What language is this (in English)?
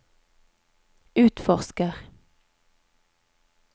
Norwegian